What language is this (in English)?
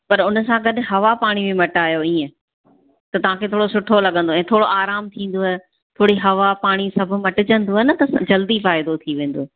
Sindhi